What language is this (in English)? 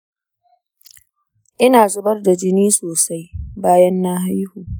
Hausa